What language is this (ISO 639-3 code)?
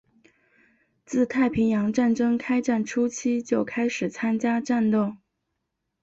zho